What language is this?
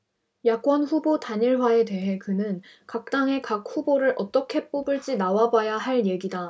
Korean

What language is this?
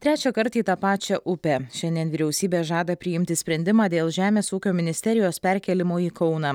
Lithuanian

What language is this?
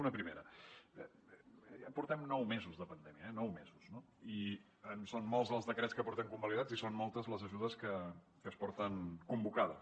Catalan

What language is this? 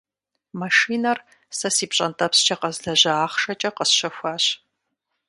Kabardian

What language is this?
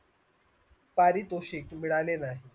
Marathi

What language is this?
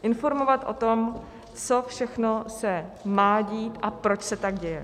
Czech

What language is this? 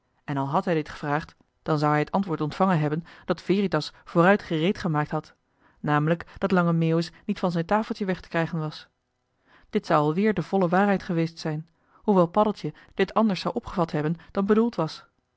Dutch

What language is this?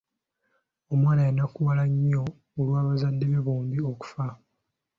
Ganda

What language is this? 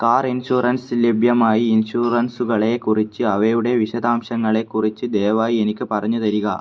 Malayalam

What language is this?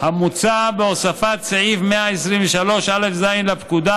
Hebrew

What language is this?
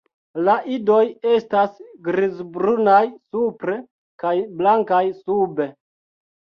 Esperanto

